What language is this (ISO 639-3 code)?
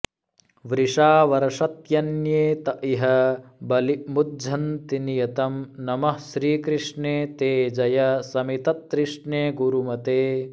san